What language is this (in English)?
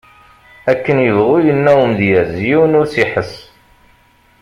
Kabyle